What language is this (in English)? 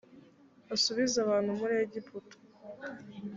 Kinyarwanda